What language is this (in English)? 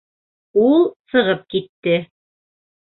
Bashkir